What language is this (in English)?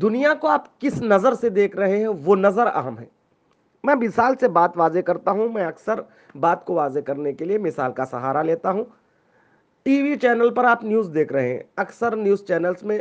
Urdu